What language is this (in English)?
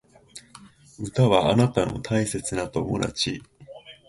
Japanese